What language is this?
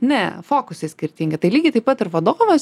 Lithuanian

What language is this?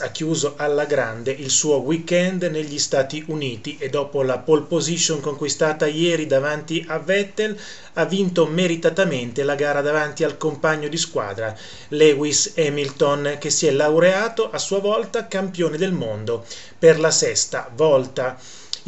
Italian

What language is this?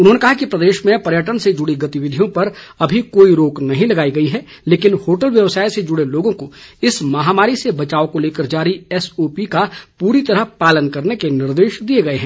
Hindi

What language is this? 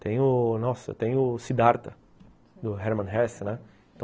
Portuguese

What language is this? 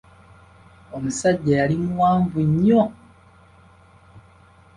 Ganda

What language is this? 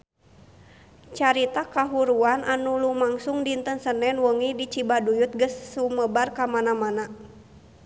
Sundanese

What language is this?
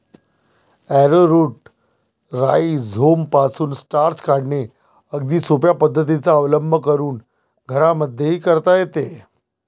Marathi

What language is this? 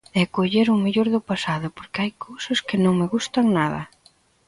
Galician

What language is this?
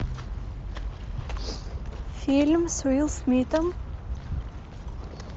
Russian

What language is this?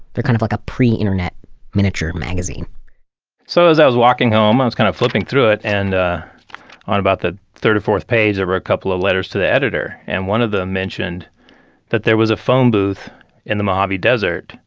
English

